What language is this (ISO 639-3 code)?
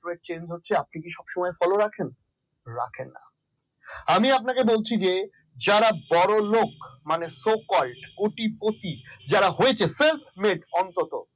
ben